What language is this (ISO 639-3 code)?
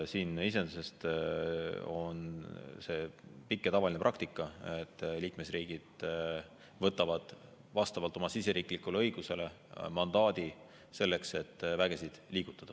est